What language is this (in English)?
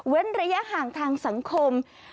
Thai